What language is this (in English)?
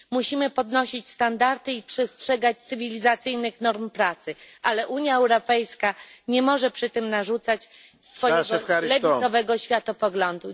Polish